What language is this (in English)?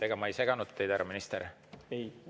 Estonian